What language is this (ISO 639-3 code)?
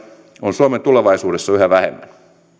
fin